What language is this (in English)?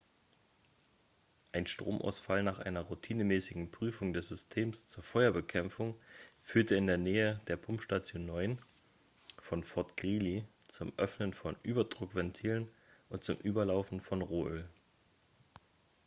German